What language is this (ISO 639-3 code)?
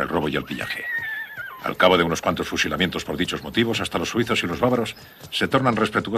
spa